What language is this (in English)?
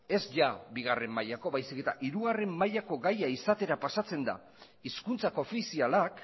Basque